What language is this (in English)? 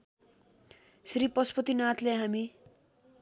Nepali